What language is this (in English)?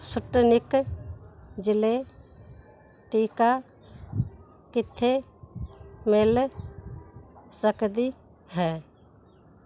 Punjabi